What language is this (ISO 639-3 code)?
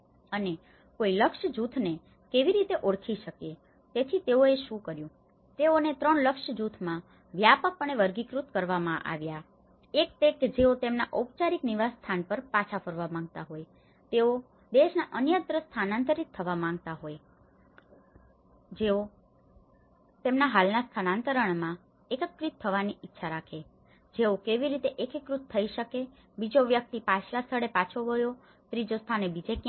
guj